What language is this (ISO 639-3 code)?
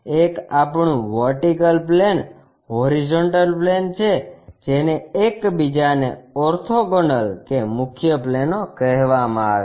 guj